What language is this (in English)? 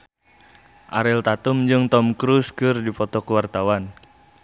Sundanese